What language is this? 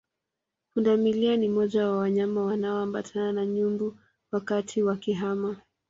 Swahili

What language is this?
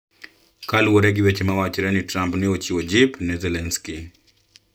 Luo (Kenya and Tanzania)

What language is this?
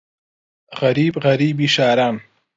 Central Kurdish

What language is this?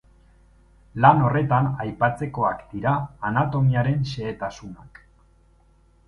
Basque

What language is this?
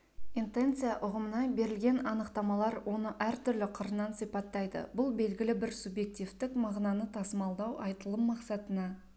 Kazakh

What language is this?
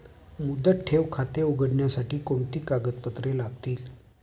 Marathi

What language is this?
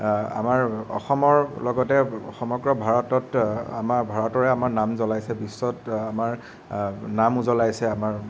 Assamese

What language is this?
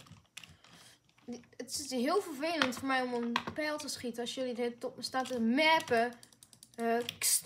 Dutch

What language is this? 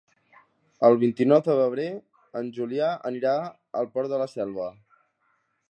Catalan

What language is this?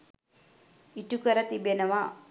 Sinhala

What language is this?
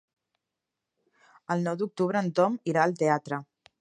Catalan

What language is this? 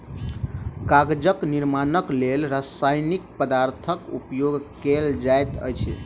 Maithili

